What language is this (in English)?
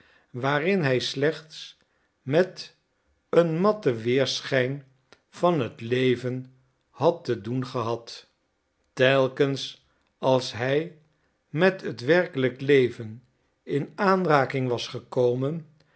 Dutch